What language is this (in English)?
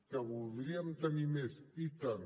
Catalan